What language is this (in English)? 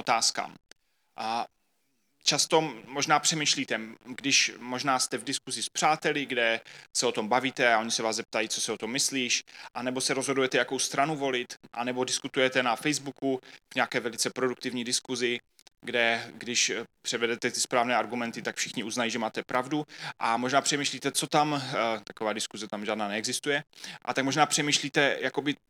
Czech